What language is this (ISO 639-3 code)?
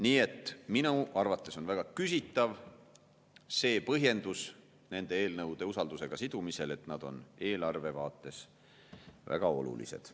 est